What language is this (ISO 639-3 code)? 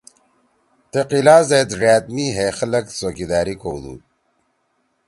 trw